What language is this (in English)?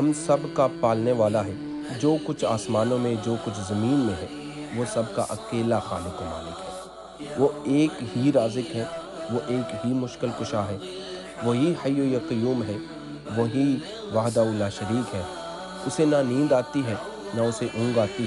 Urdu